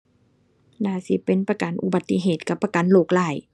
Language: Thai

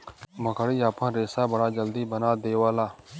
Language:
Bhojpuri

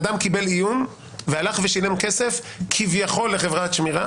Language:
Hebrew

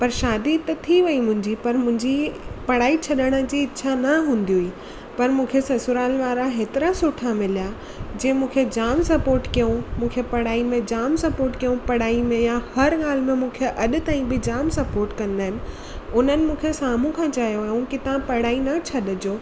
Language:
Sindhi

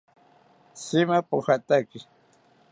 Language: South Ucayali Ashéninka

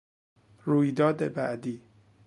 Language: Persian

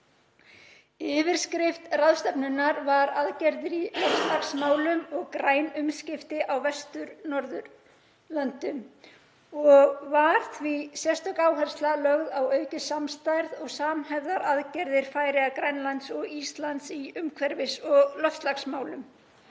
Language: Icelandic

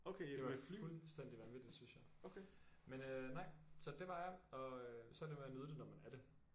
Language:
Danish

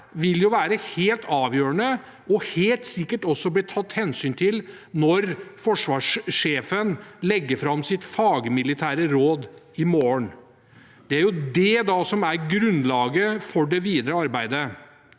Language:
Norwegian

